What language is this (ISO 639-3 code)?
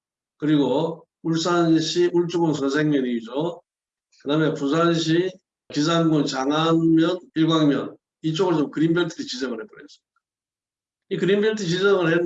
kor